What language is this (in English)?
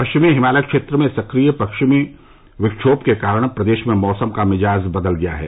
Hindi